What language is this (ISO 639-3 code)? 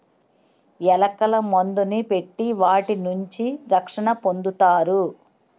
tel